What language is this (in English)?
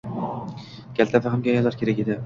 Uzbek